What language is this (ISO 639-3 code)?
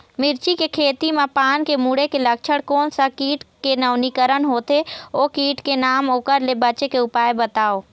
hne